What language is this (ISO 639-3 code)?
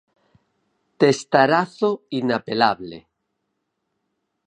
glg